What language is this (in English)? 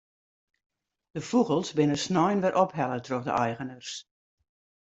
Western Frisian